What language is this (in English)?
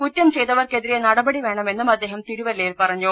Malayalam